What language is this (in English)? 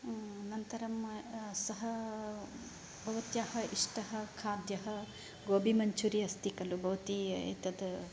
Sanskrit